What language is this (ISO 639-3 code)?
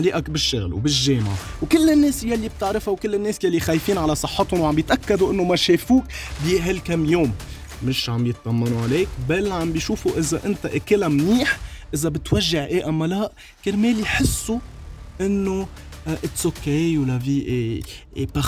ara